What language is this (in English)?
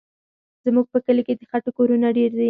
Pashto